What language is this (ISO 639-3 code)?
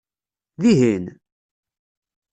kab